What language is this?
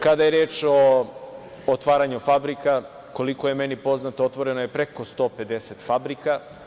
Serbian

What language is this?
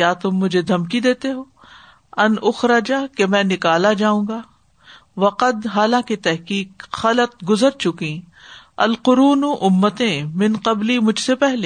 Urdu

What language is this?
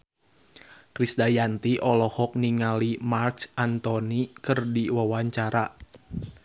Sundanese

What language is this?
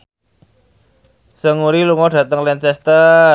Javanese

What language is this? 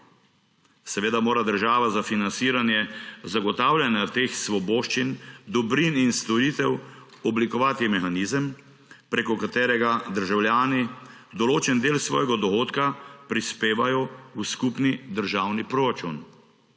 Slovenian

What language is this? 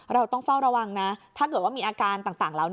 Thai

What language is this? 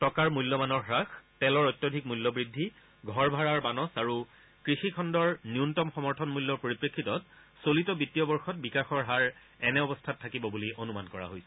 Assamese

